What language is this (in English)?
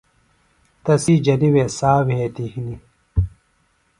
Phalura